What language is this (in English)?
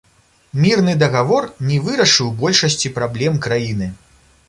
Belarusian